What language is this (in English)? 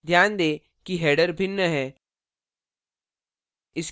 Hindi